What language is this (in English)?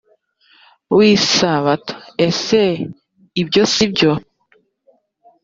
Kinyarwanda